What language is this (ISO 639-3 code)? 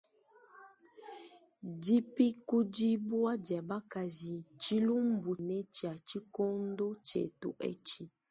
lua